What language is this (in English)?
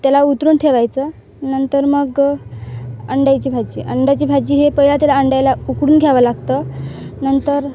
Marathi